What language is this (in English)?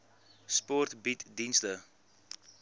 Afrikaans